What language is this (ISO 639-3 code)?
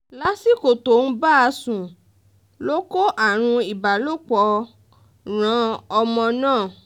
yor